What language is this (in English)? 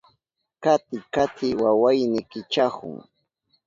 Southern Pastaza Quechua